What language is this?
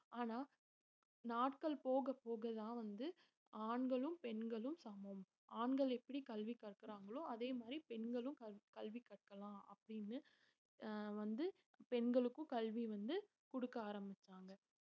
Tamil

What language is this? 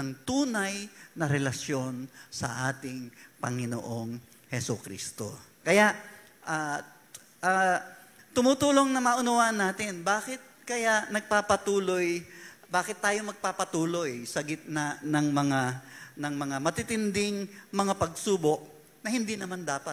Filipino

